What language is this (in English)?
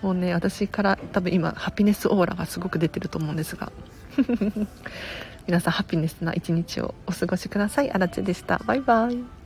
Japanese